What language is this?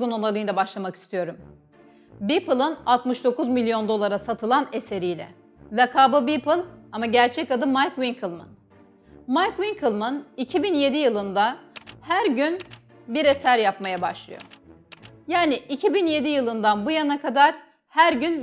Turkish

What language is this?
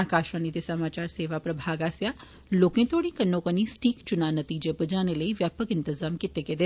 Dogri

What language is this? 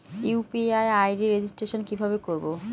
Bangla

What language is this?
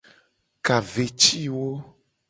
Gen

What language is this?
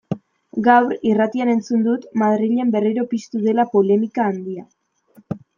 Basque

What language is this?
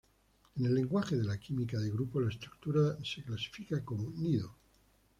Spanish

